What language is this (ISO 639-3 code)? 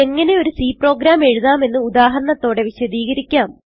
mal